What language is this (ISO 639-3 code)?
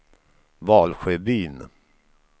swe